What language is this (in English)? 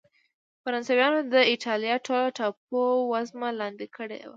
Pashto